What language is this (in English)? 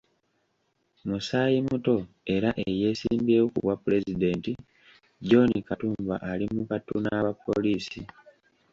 Ganda